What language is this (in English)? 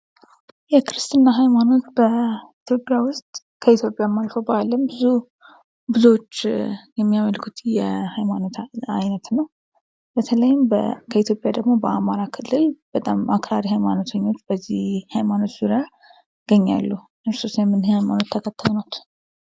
Amharic